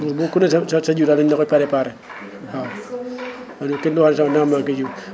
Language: Wolof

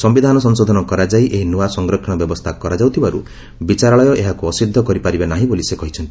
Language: Odia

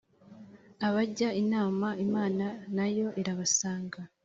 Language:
Kinyarwanda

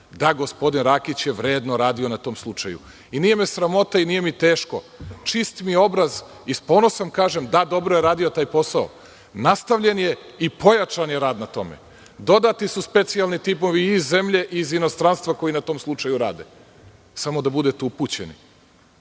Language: Serbian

